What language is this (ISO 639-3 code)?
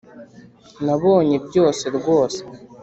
kin